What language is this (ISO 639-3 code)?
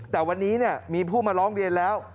tha